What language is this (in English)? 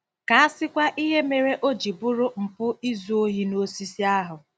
Igbo